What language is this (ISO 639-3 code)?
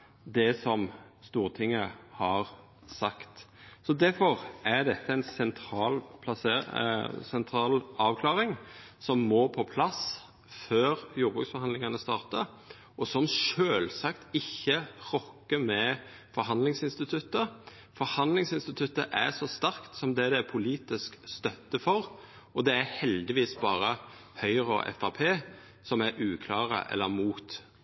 nno